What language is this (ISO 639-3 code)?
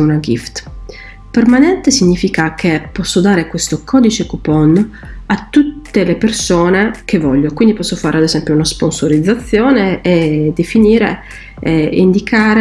ita